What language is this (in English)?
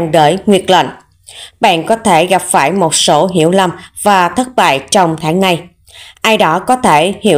Vietnamese